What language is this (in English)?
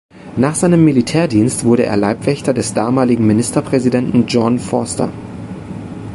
German